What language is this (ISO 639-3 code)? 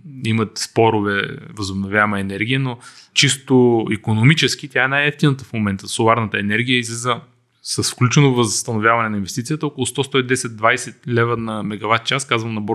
bul